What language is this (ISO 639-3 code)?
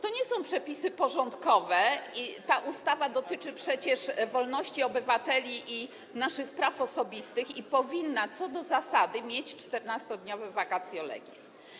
pol